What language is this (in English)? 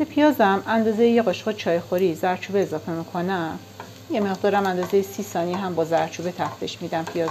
Persian